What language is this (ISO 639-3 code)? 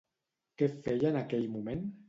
cat